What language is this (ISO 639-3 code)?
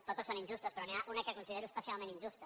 cat